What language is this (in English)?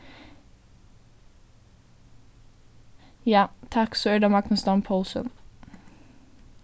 Faroese